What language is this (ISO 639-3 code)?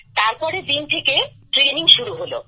ben